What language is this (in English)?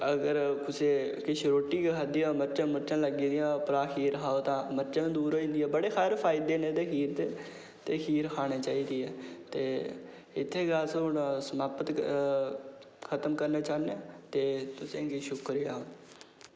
Dogri